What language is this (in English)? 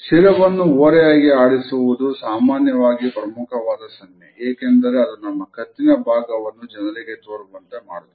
Kannada